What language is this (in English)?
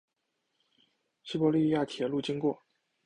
Chinese